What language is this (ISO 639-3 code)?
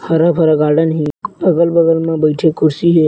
hne